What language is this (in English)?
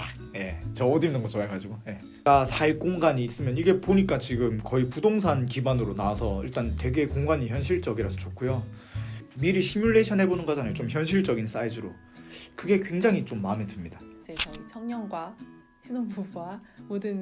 Korean